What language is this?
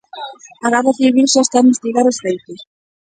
Galician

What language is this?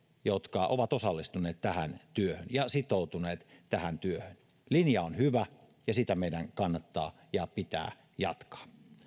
Finnish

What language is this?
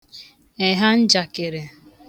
Igbo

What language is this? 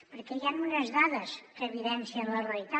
Catalan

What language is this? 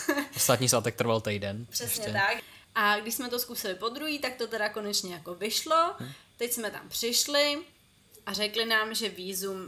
Czech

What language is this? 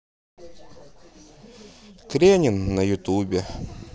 Russian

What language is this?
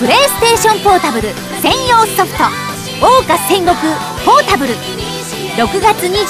Japanese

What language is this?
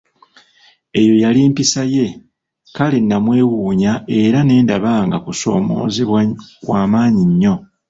Ganda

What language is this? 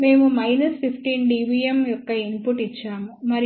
Telugu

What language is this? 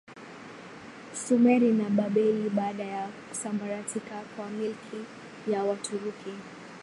Swahili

